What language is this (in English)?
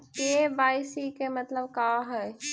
Magahi